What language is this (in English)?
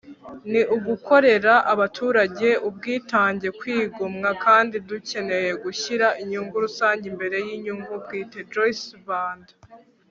Kinyarwanda